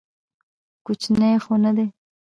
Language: Pashto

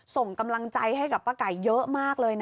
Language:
Thai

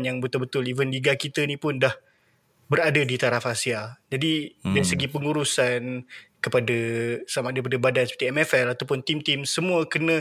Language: Malay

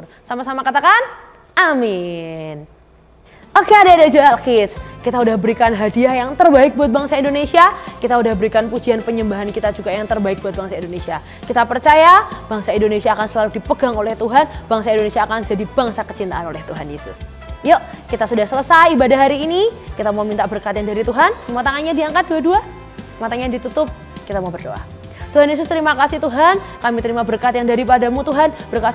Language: Indonesian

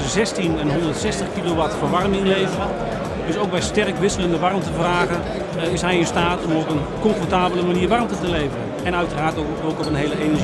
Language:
Dutch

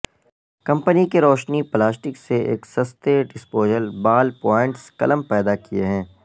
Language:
Urdu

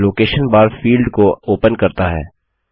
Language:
Hindi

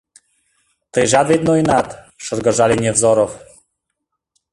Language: Mari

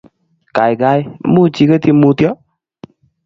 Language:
Kalenjin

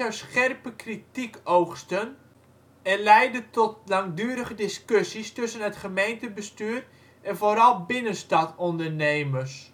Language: Dutch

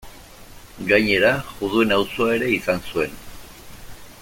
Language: Basque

